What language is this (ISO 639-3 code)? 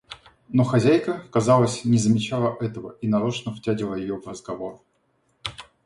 rus